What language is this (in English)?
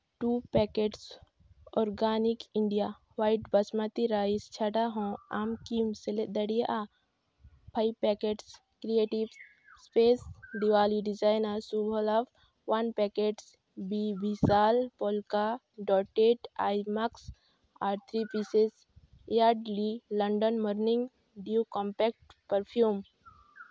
Santali